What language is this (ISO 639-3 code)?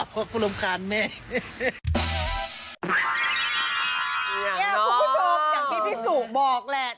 tha